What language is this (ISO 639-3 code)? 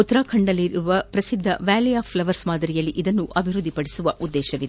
kan